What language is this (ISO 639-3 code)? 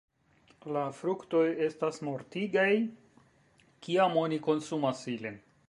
epo